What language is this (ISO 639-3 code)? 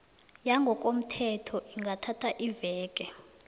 nbl